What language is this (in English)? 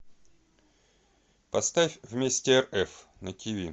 Russian